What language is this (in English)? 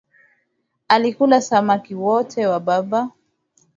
Swahili